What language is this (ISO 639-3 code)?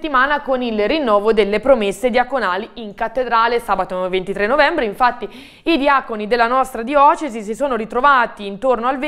ita